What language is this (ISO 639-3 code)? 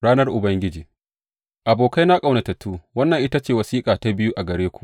hau